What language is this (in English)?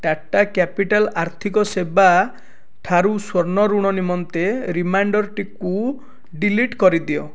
Odia